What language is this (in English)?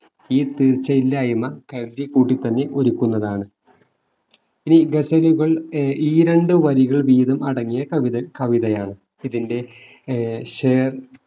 Malayalam